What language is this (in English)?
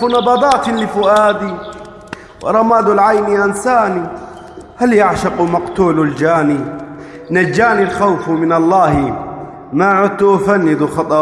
Arabic